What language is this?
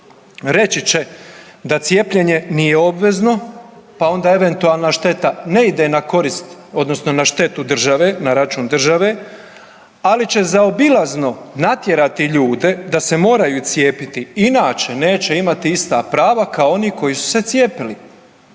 Croatian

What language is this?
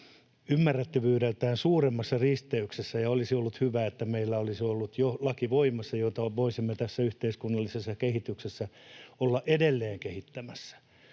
Finnish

